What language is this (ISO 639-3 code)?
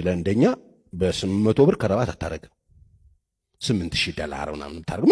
ara